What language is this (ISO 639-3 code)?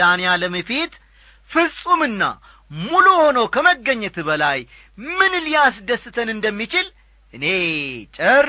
amh